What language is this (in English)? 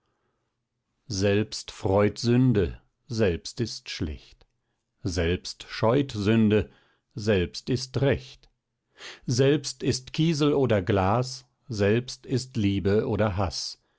German